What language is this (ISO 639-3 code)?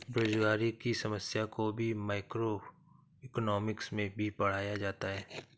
hin